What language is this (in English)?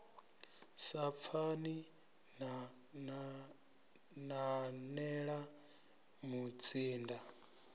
Venda